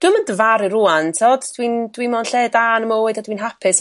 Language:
Welsh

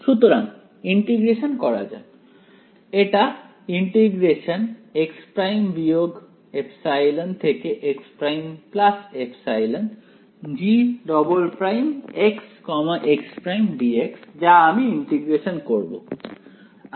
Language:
Bangla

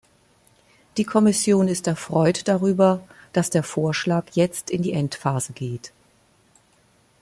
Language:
German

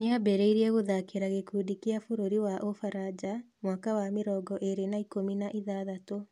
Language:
Kikuyu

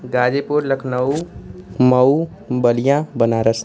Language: Hindi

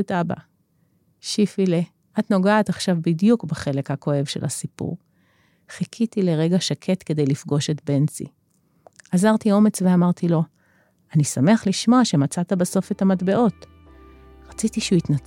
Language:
Hebrew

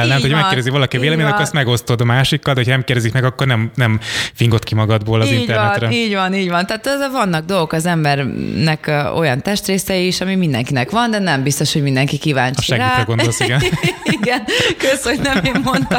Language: Hungarian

